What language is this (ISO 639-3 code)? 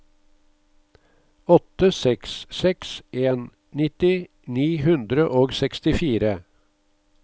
nor